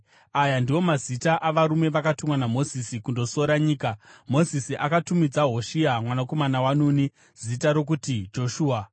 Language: Shona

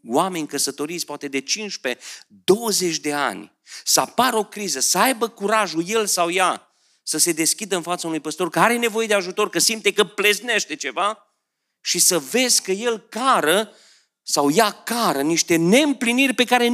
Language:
Romanian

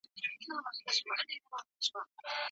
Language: Pashto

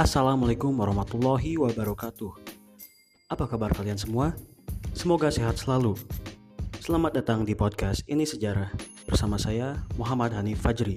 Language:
Indonesian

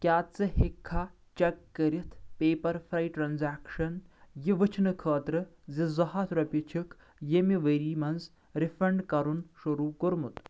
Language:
Kashmiri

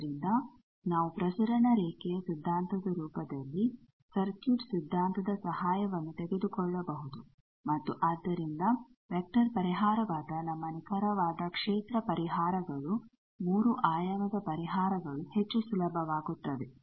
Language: Kannada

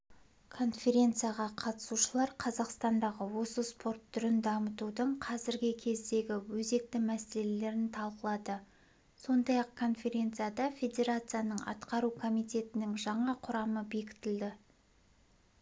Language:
Kazakh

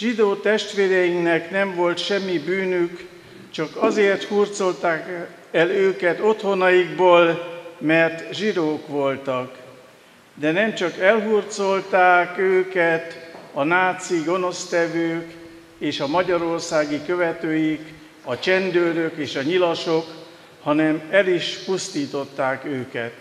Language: Hungarian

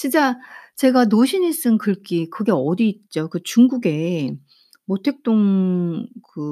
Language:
Korean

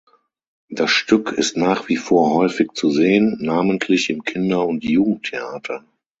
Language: German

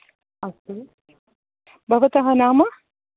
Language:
Sanskrit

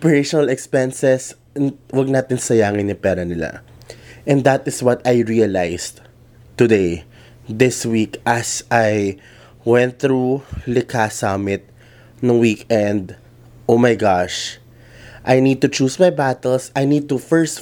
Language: Filipino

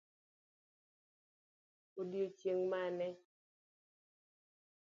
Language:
Luo (Kenya and Tanzania)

